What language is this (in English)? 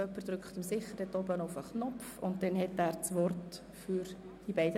Swiss German